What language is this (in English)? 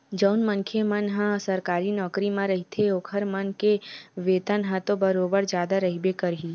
Chhattisgarhi